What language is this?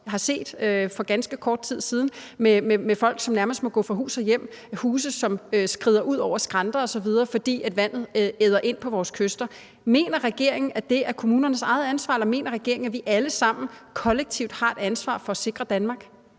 Danish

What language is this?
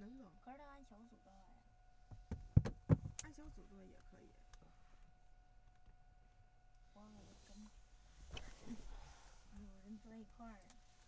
Chinese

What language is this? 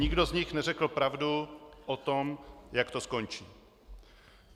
Czech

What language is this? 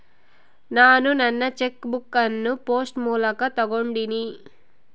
Kannada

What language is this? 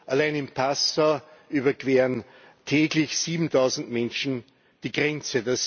German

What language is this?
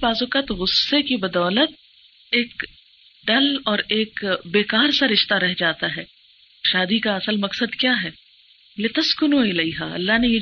Urdu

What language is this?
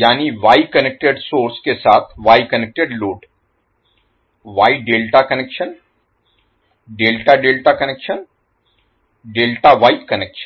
Hindi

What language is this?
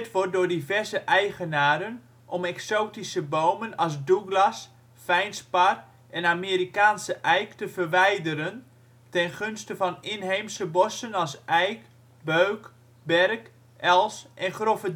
Dutch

